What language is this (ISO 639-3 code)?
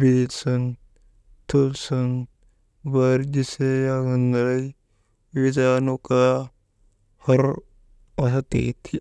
mde